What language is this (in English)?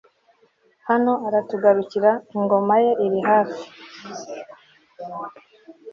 Kinyarwanda